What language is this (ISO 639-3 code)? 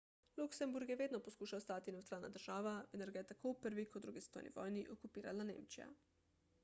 slv